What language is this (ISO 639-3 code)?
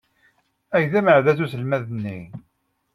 kab